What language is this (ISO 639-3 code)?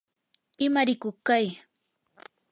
qur